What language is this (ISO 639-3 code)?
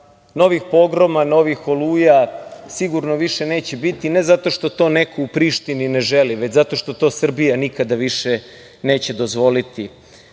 srp